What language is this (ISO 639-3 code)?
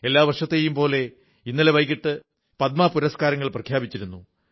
mal